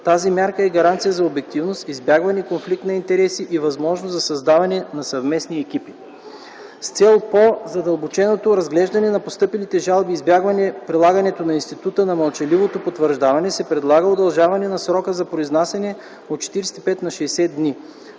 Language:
Bulgarian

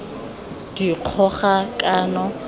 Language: Tswana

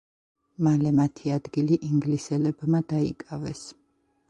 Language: Georgian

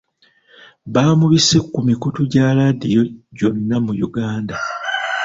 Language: Ganda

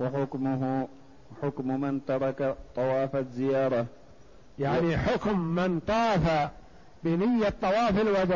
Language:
Arabic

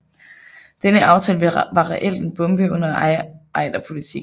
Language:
Danish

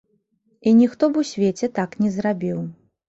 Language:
Belarusian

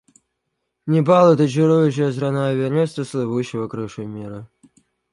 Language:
Russian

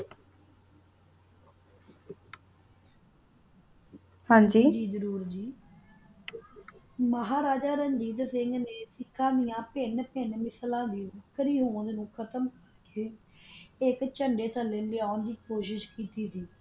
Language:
Punjabi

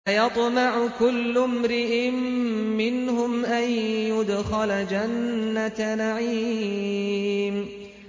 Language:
Arabic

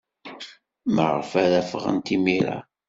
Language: Kabyle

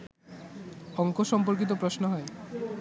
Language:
Bangla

